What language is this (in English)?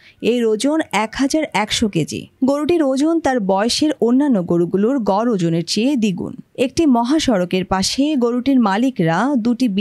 Bangla